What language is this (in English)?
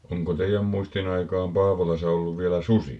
Finnish